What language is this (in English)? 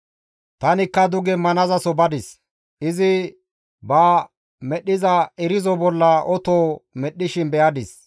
Gamo